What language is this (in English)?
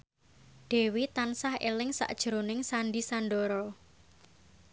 Javanese